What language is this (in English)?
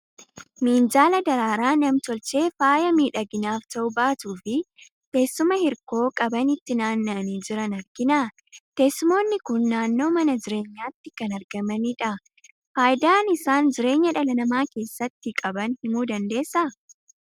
Oromo